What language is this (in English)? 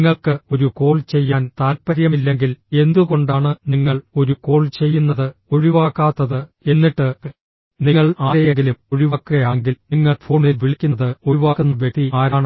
Malayalam